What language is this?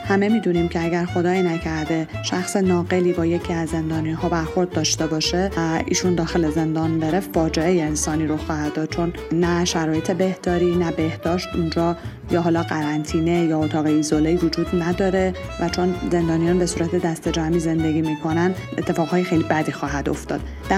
Persian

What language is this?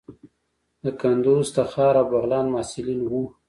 Pashto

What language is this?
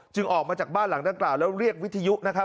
Thai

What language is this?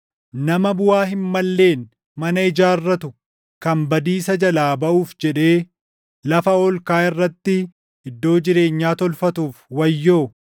Oromo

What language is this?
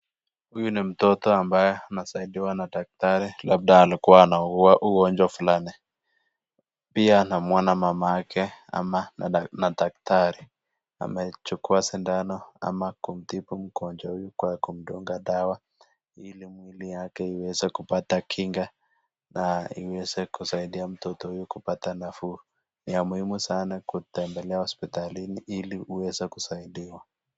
Swahili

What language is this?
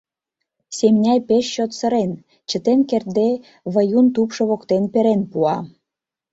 Mari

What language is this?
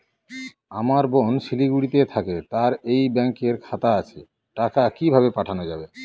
Bangla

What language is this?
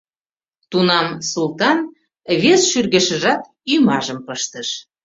Mari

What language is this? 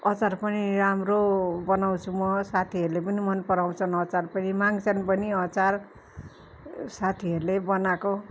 Nepali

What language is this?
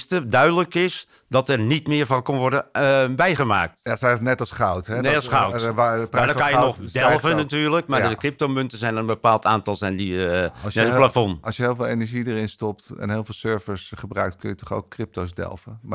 Dutch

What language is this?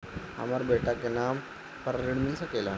Bhojpuri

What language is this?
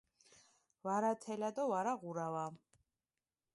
Mingrelian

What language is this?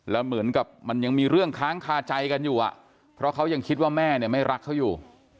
Thai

